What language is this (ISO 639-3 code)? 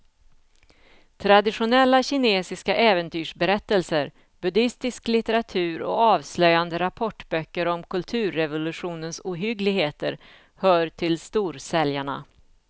swe